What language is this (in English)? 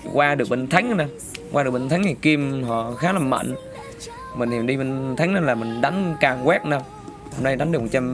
Vietnamese